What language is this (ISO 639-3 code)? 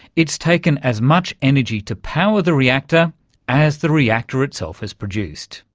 eng